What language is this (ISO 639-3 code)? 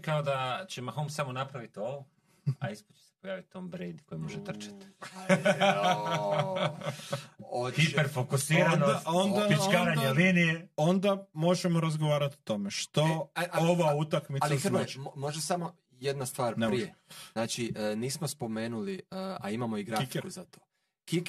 hrv